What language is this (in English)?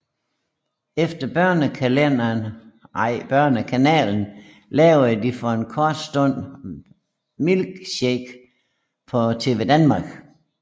Danish